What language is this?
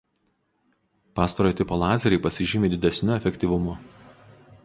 Lithuanian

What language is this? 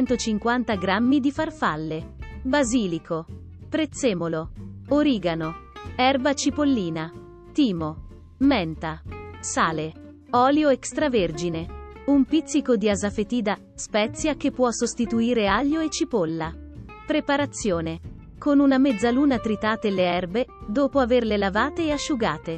Italian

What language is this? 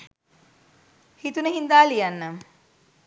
Sinhala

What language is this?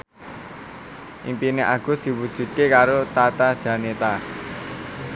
Javanese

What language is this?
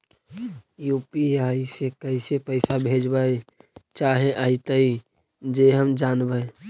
Magahi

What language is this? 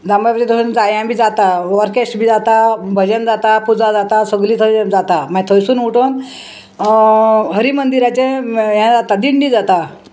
Konkani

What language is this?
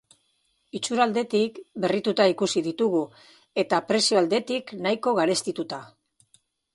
Basque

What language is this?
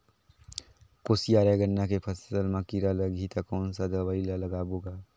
Chhattisgarhi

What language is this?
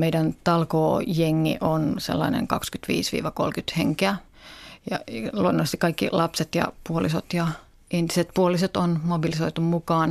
Finnish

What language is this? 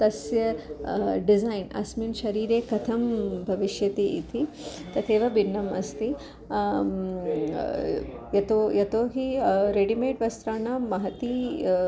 Sanskrit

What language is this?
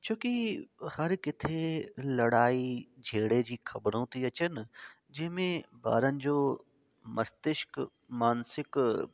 Sindhi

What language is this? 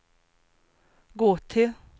Swedish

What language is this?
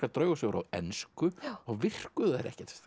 Icelandic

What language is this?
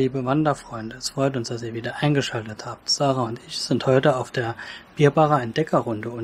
German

